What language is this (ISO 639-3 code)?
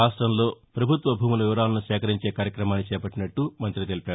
tel